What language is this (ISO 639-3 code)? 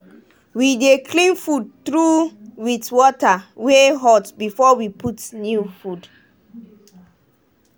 pcm